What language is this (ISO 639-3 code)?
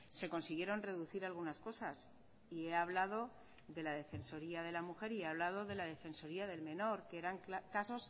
spa